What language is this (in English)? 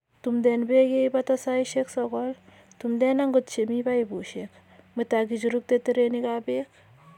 Kalenjin